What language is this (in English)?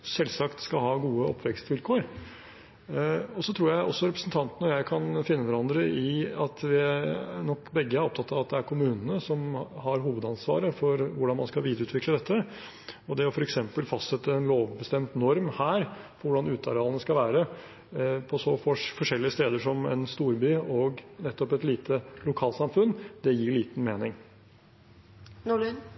Norwegian Bokmål